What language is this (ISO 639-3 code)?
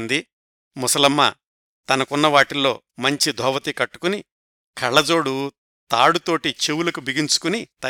tel